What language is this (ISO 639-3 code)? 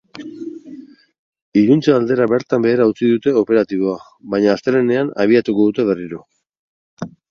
eus